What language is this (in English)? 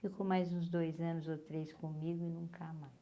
Portuguese